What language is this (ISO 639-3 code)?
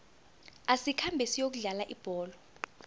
nbl